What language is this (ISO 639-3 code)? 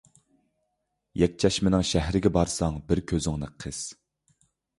uig